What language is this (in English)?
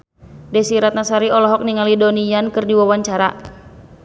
Sundanese